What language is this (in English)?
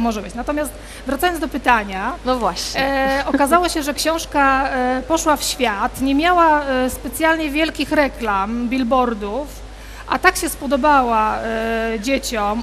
Polish